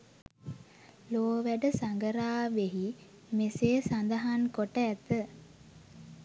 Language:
Sinhala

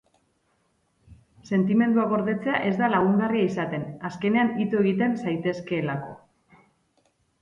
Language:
Basque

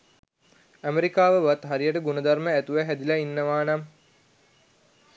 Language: Sinhala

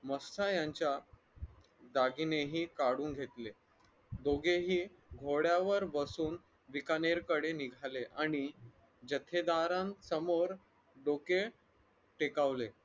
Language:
Marathi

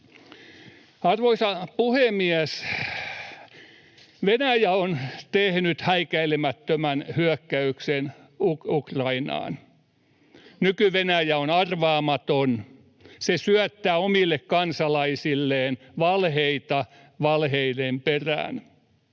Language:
Finnish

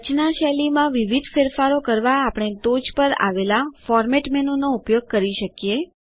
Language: Gujarati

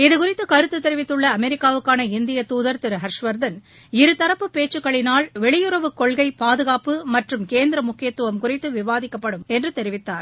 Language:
Tamil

